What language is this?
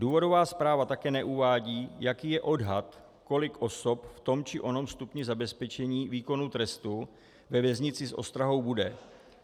Czech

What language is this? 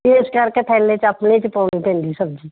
Punjabi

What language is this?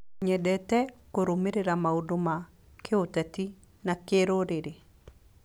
Kikuyu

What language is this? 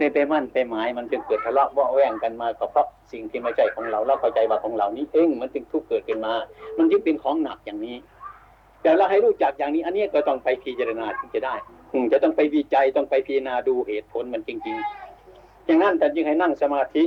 Thai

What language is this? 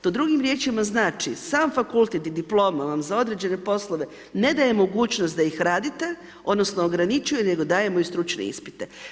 Croatian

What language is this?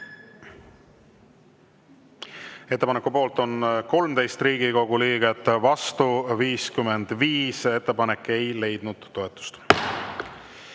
Estonian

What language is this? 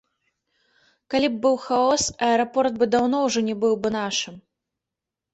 Belarusian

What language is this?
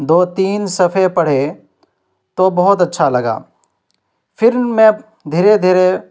Urdu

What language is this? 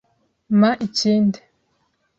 Kinyarwanda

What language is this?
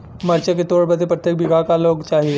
Bhojpuri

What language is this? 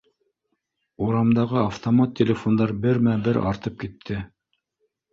Bashkir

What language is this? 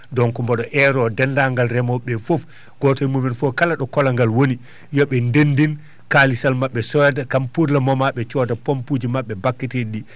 Fula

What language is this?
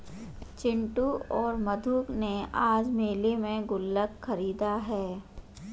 Hindi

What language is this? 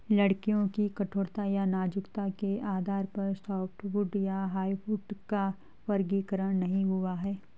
Hindi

